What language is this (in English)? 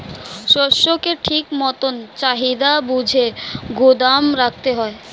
Bangla